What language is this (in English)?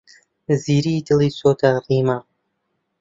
Central Kurdish